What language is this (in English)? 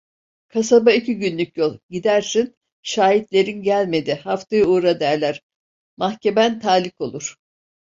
Turkish